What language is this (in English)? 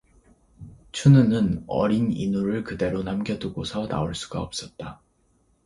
Korean